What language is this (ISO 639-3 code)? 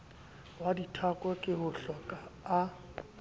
sot